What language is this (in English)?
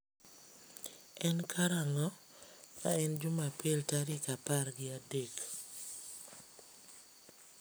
Luo (Kenya and Tanzania)